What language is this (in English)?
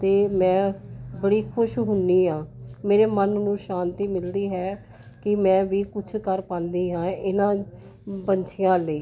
Punjabi